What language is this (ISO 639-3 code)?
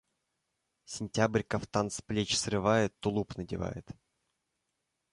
rus